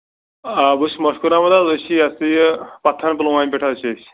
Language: Kashmiri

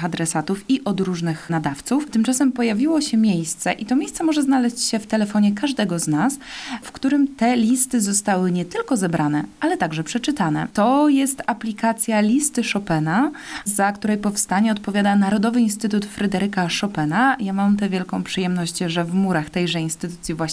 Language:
Polish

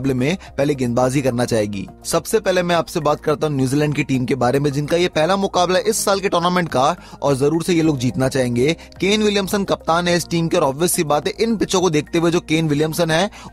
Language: Hindi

